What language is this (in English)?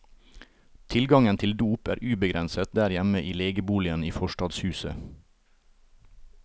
Norwegian